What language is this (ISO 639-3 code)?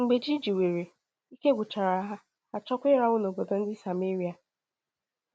ibo